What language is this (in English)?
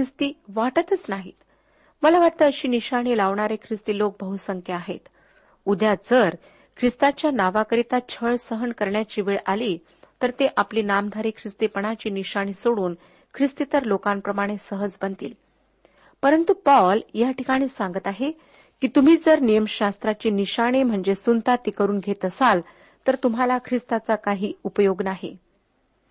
Marathi